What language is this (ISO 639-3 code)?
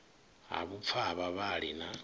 ven